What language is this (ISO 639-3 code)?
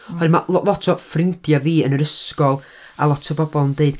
cym